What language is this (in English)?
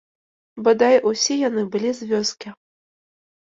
Belarusian